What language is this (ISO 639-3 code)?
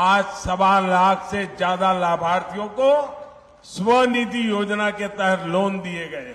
hin